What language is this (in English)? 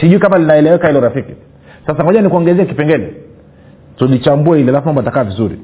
Swahili